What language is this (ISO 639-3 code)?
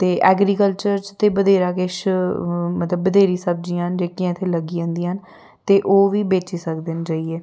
doi